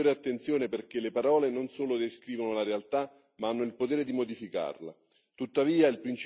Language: Italian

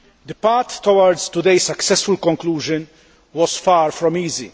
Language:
English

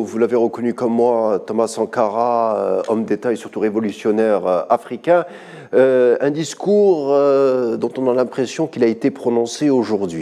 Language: French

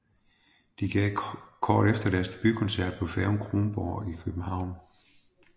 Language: Danish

